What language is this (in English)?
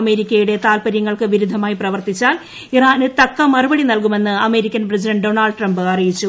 Malayalam